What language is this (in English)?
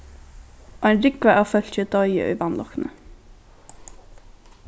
Faroese